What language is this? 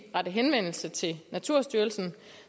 Danish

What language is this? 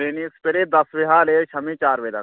Dogri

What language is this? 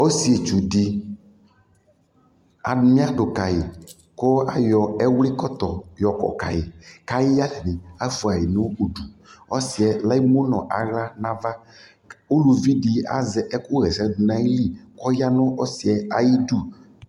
Ikposo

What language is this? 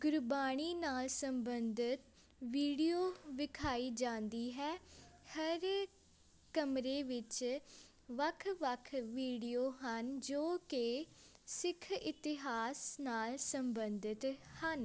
Punjabi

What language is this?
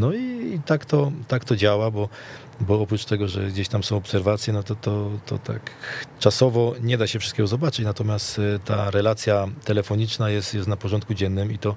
Polish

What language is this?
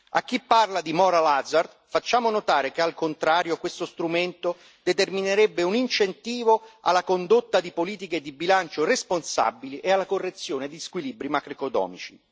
Italian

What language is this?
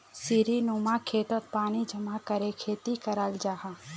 Magahi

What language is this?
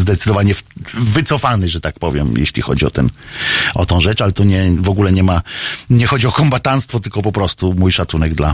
Polish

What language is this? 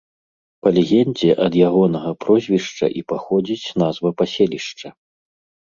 Belarusian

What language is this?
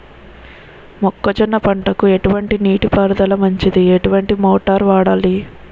Telugu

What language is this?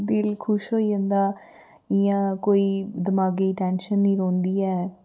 Dogri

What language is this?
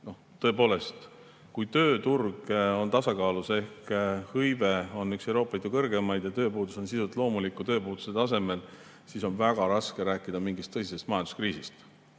Estonian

